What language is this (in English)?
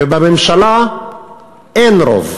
Hebrew